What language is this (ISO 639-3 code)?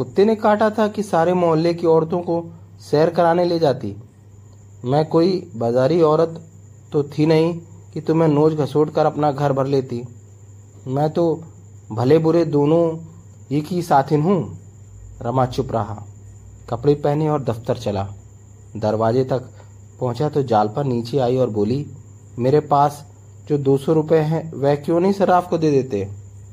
hin